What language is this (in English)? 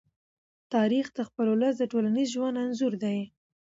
Pashto